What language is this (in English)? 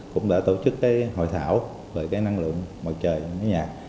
Vietnamese